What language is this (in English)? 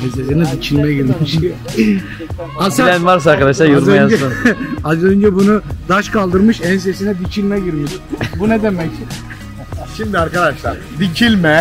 Turkish